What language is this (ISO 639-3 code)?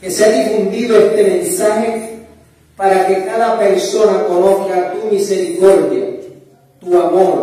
spa